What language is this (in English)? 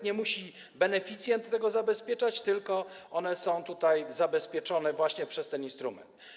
Polish